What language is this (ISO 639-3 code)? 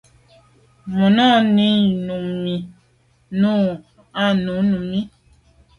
byv